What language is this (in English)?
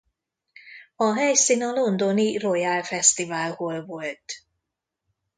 Hungarian